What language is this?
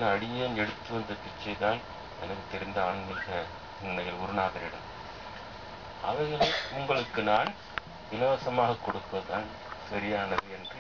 Korean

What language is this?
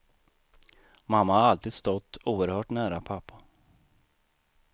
Swedish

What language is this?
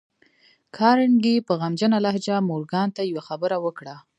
Pashto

